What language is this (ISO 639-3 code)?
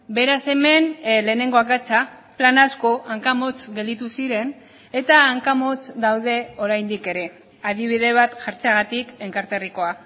eus